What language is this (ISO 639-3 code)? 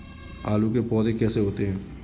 hin